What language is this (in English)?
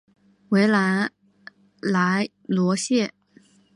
Chinese